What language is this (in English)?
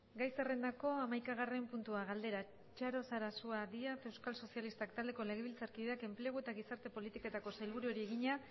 Basque